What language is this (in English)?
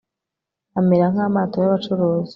Kinyarwanda